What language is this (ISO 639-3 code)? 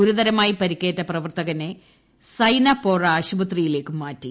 mal